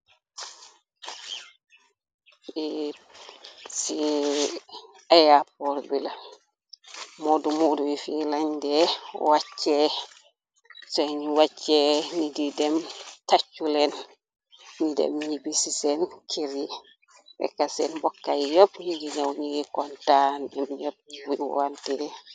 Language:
Wolof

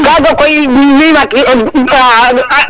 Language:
Serer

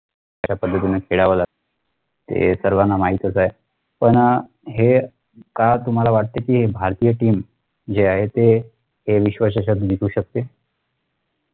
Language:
Marathi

